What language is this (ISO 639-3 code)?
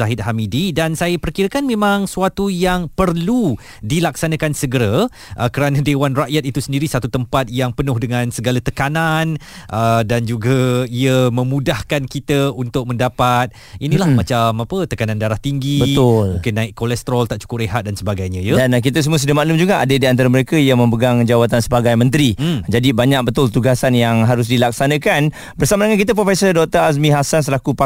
msa